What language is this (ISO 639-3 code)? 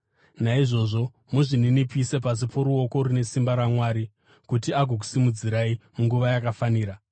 sna